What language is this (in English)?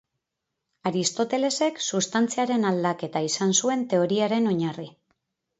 Basque